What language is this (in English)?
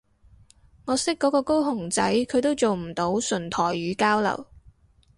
Cantonese